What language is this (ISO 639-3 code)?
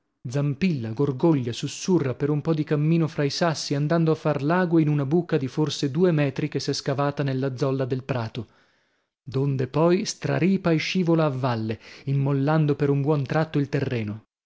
ita